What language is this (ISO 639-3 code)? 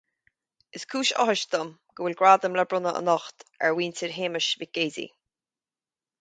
gle